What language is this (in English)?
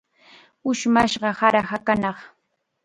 Chiquián Ancash Quechua